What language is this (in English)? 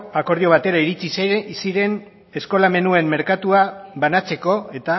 Basque